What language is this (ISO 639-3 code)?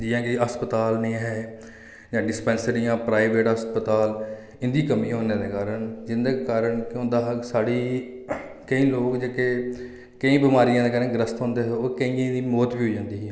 doi